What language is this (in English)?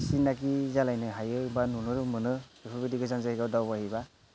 Bodo